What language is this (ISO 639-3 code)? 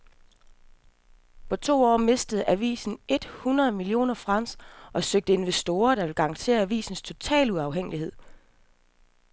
dan